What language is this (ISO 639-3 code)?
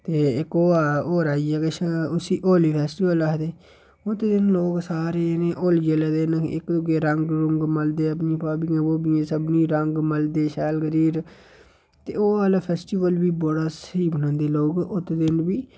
doi